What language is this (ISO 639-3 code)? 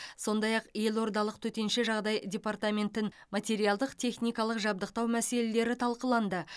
kaz